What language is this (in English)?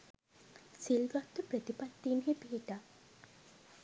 Sinhala